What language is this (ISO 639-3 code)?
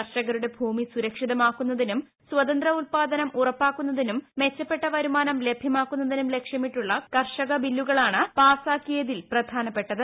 mal